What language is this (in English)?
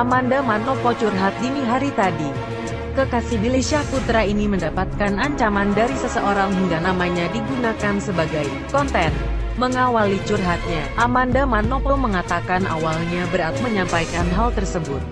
Indonesian